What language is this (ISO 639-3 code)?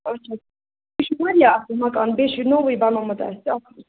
kas